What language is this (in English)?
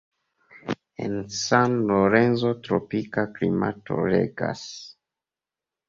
Esperanto